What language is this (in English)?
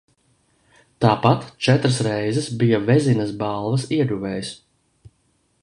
Latvian